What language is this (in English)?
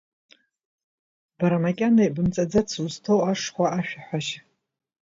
Abkhazian